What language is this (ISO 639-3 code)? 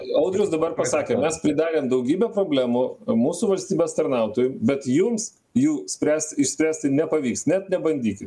lit